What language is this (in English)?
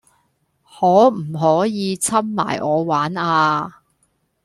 Cantonese